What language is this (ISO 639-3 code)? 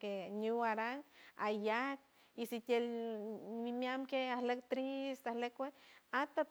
hue